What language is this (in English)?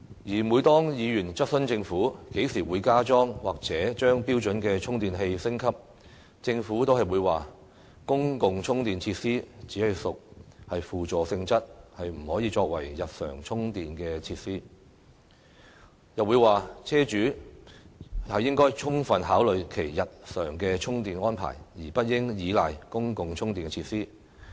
Cantonese